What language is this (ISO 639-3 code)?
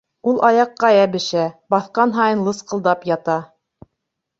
bak